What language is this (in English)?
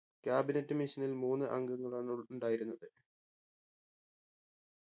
Malayalam